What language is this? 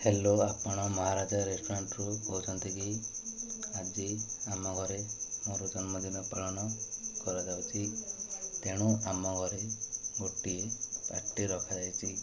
Odia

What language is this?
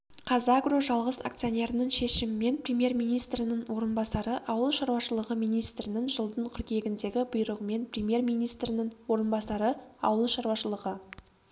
Kazakh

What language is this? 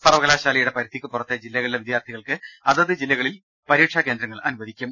Malayalam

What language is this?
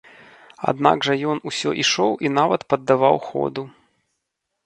Belarusian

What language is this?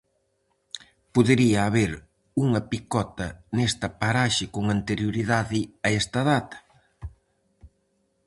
Galician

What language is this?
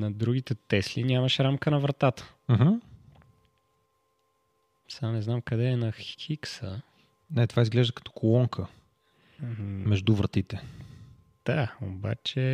Bulgarian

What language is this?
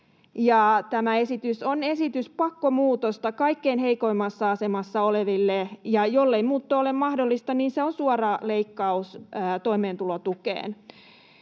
Finnish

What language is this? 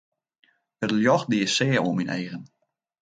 Western Frisian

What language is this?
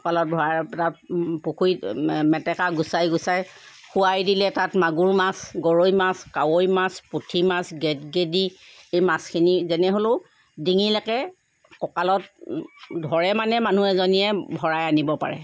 Assamese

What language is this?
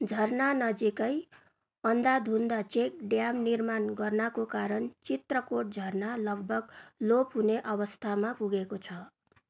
Nepali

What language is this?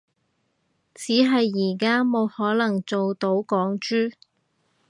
Cantonese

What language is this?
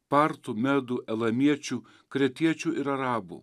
Lithuanian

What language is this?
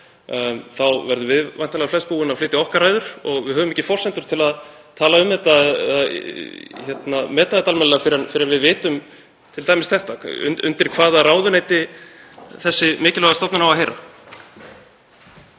Icelandic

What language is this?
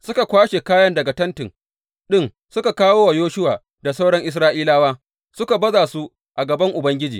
Hausa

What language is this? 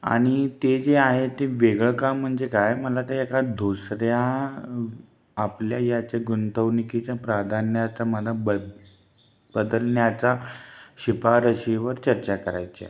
Marathi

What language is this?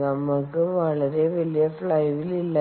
Malayalam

